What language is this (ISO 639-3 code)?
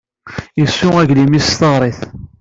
kab